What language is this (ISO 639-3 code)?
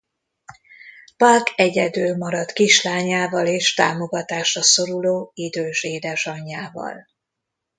hun